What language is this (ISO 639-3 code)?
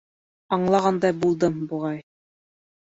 bak